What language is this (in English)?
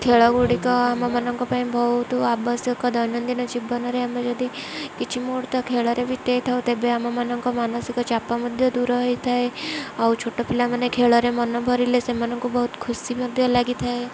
Odia